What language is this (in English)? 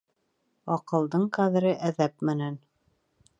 Bashkir